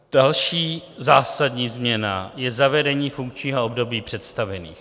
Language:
Czech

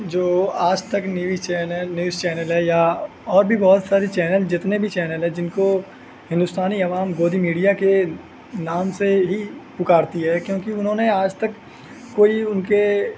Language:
Urdu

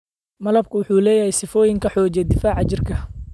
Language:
Somali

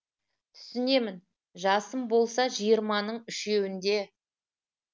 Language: Kazakh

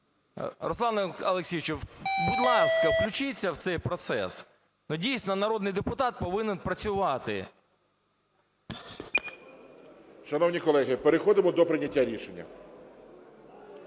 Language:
Ukrainian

